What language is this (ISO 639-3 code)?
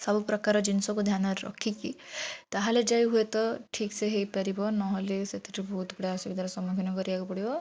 ori